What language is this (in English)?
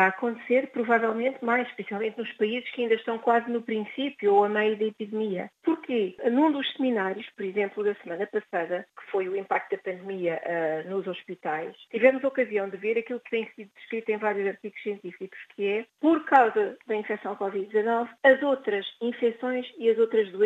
Portuguese